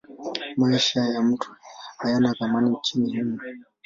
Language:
Swahili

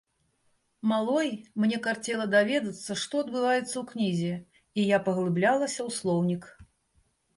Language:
Belarusian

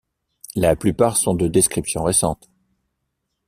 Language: French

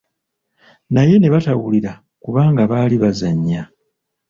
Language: Ganda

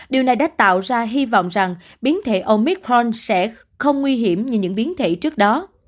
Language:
Vietnamese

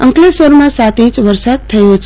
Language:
Gujarati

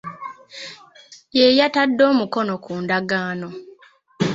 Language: Ganda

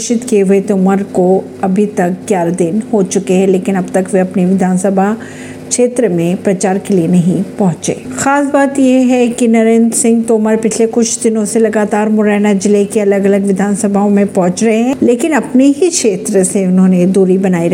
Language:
Hindi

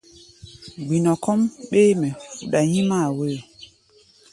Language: Gbaya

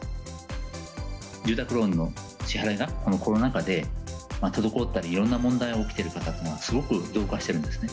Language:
Japanese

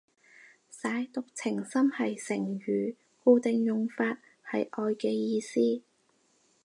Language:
Cantonese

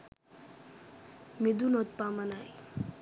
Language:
Sinhala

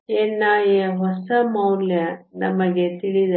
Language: Kannada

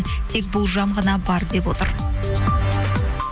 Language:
Kazakh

